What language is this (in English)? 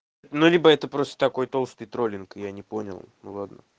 Russian